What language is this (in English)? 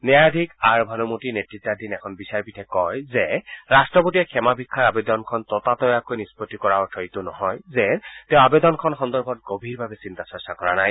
Assamese